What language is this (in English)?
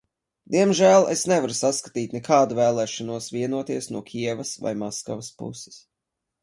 Latvian